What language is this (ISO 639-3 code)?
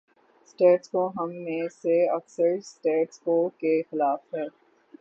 urd